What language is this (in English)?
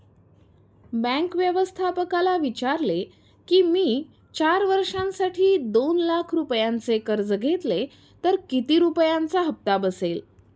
Marathi